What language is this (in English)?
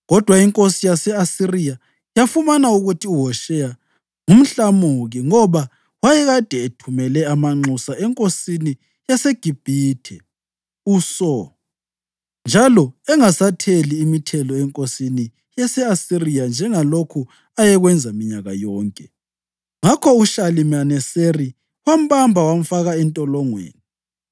North Ndebele